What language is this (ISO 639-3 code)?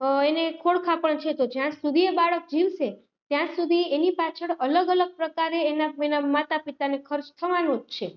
guj